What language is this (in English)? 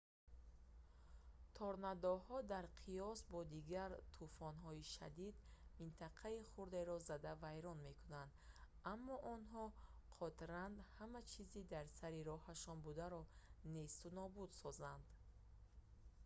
Tajik